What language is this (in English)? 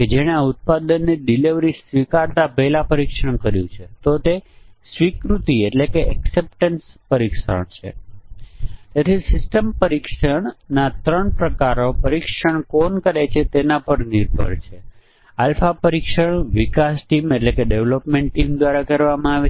Gujarati